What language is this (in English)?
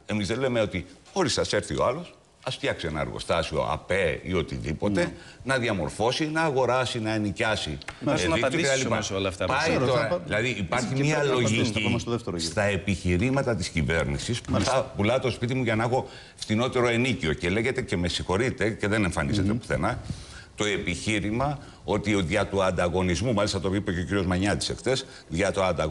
Greek